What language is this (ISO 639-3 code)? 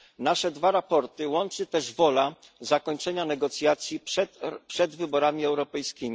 pol